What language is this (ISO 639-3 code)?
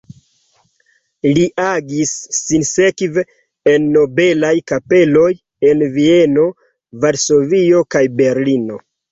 epo